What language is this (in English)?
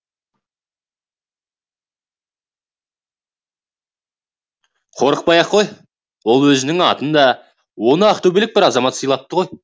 Kazakh